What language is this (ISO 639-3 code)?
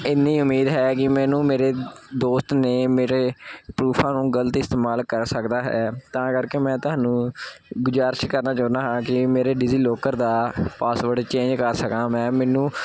pan